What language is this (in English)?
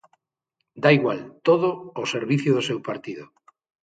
Galician